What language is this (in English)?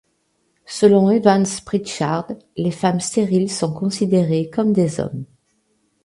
French